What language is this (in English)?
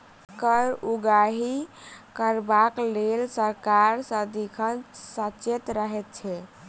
Maithili